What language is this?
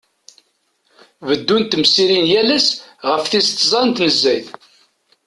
Kabyle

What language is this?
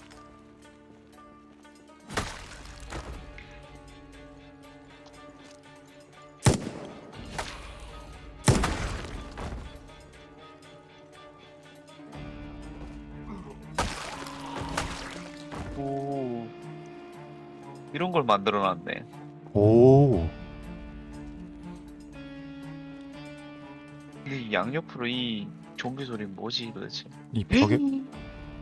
Korean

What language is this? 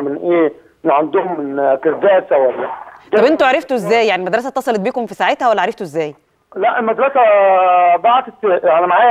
Arabic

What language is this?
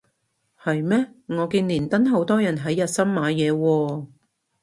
Cantonese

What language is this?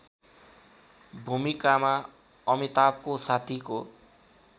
Nepali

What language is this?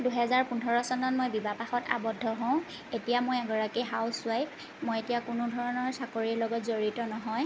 Assamese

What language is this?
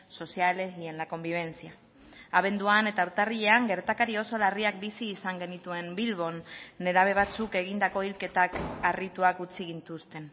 Basque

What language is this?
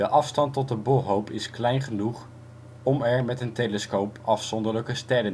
Dutch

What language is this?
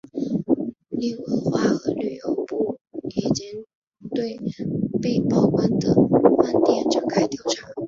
Chinese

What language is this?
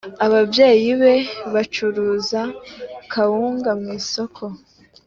Kinyarwanda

